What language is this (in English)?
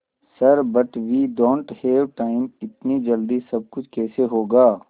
Hindi